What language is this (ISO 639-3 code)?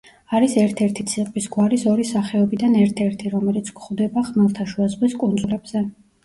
kat